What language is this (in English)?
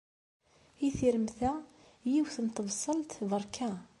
Kabyle